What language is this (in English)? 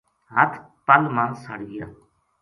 Gujari